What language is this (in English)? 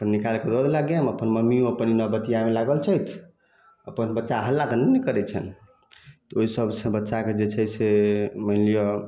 Maithili